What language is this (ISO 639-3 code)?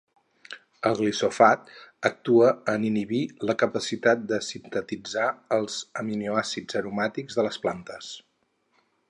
cat